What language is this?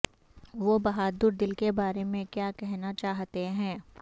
Urdu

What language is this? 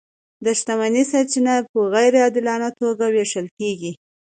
Pashto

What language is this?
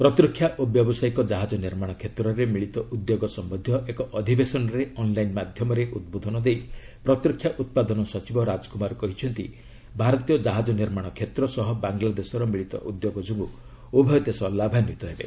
Odia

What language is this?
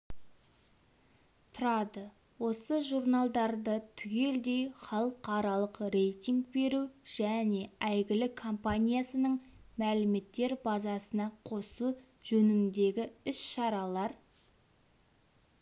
Kazakh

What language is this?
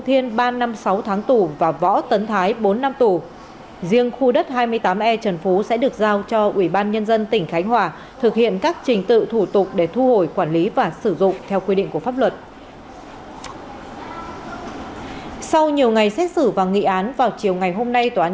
Vietnamese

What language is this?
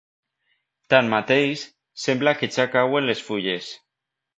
Catalan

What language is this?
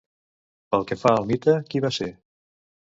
Catalan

